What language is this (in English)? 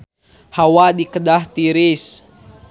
Sundanese